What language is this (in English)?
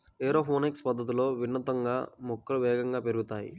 Telugu